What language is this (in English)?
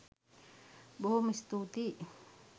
Sinhala